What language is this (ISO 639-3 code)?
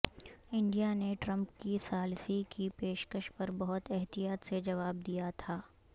urd